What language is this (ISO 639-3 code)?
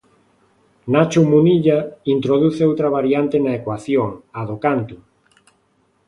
glg